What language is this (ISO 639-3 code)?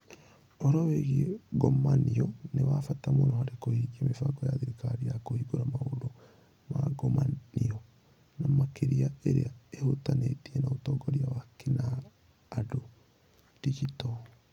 kik